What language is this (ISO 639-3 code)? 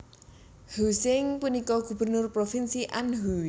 jav